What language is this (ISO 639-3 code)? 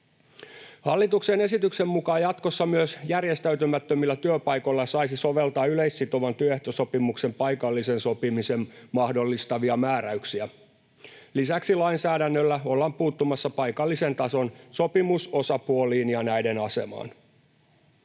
fin